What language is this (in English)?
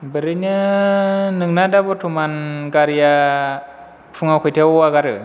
Bodo